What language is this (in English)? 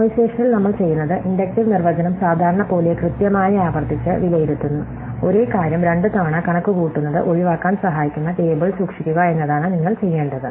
Malayalam